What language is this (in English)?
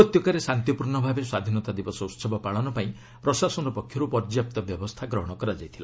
Odia